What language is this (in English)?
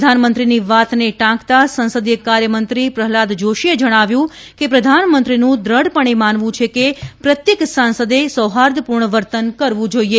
Gujarati